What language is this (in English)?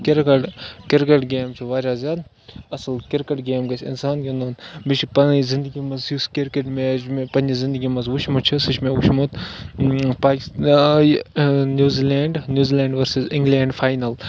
Kashmiri